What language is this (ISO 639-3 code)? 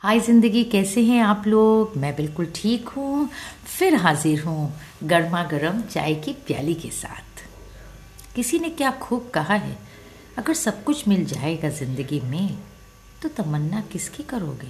hin